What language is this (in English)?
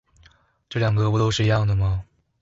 Chinese